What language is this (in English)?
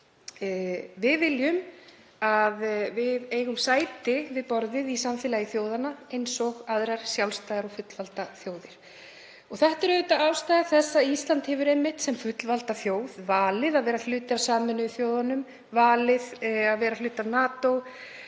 Icelandic